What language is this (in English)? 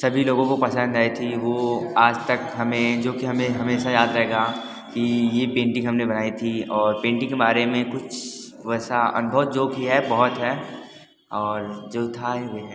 Hindi